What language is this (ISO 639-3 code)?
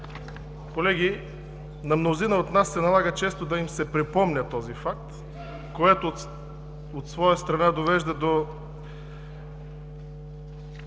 bul